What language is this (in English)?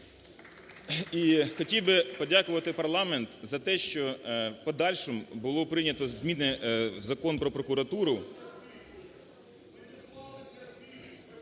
Ukrainian